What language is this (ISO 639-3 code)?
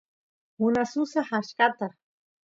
qus